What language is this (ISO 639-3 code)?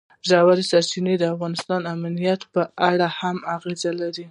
pus